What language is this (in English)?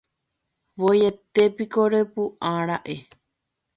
Guarani